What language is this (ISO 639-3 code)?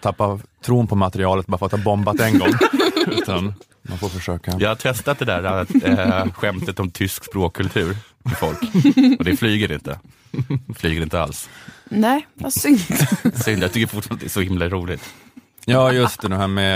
swe